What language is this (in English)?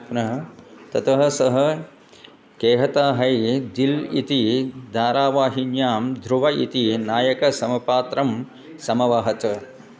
Sanskrit